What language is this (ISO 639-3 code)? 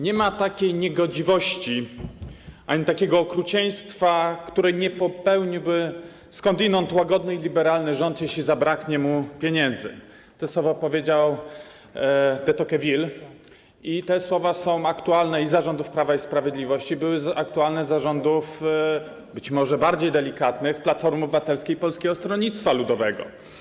pol